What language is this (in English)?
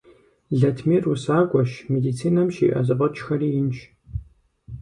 Kabardian